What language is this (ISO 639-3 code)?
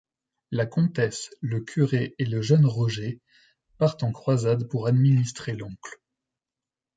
fra